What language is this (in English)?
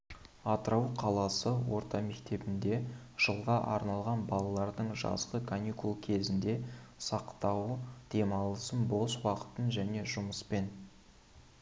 Kazakh